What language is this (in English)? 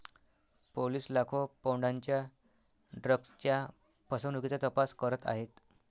Marathi